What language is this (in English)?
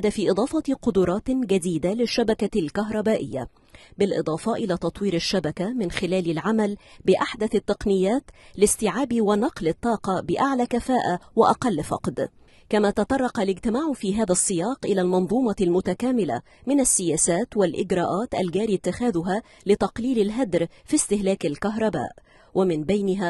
Arabic